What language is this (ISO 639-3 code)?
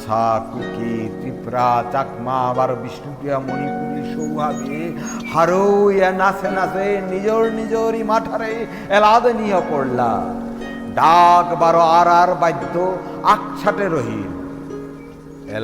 ben